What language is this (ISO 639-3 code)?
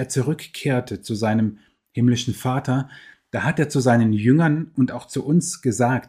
deu